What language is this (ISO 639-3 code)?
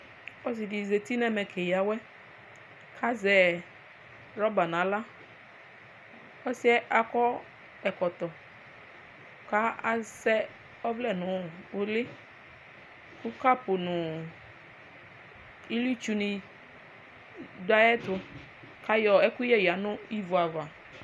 kpo